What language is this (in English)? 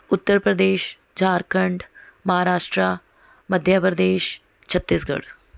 Punjabi